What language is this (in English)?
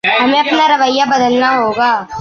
Urdu